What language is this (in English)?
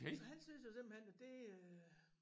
Danish